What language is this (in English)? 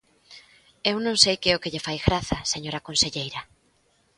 Galician